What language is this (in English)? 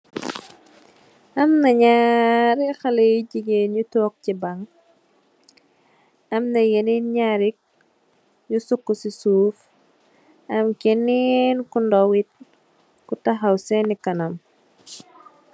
Wolof